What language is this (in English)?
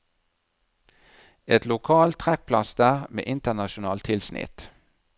Norwegian